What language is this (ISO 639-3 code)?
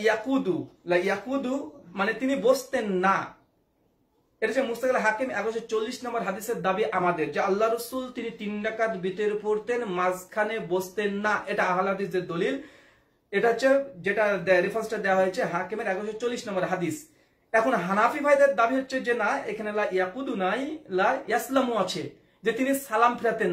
nld